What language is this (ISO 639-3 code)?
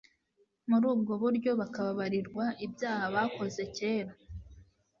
kin